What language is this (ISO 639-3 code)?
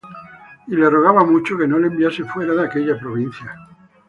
spa